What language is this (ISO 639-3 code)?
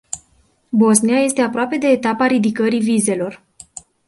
ron